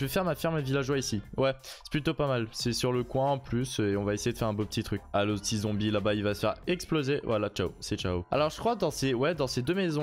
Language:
French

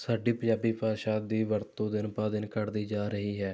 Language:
Punjabi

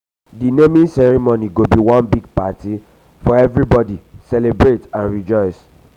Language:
Nigerian Pidgin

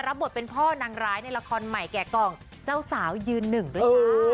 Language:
Thai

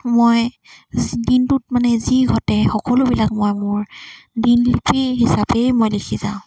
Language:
Assamese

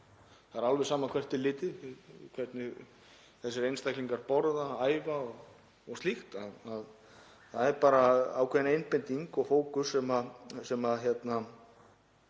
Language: Icelandic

